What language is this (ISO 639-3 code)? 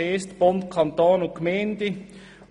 gsw